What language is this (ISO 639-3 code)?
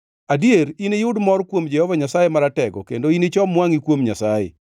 luo